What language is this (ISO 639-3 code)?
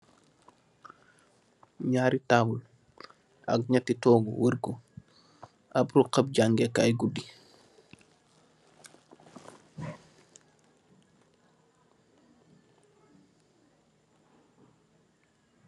wol